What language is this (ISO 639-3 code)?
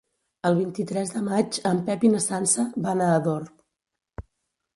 cat